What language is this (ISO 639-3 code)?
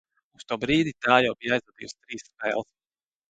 lav